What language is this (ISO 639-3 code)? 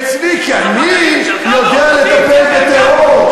heb